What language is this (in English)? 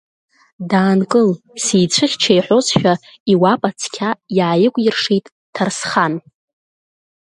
Abkhazian